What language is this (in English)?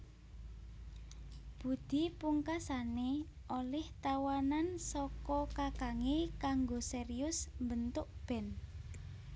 Javanese